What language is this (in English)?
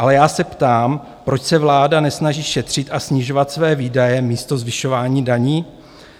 Czech